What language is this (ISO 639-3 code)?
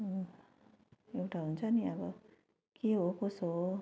nep